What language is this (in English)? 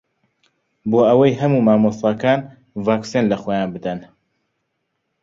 Central Kurdish